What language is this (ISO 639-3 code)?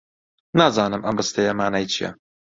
ckb